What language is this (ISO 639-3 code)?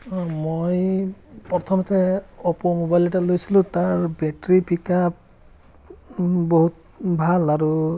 asm